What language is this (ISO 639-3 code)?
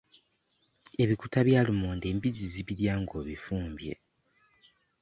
lug